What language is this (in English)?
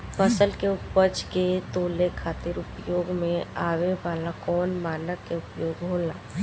Bhojpuri